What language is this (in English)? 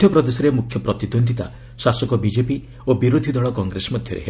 Odia